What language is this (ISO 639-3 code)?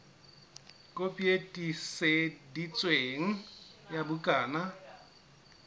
sot